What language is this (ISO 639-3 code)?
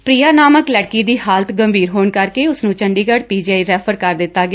pan